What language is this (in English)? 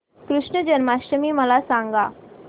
Marathi